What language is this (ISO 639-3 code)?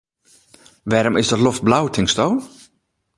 fry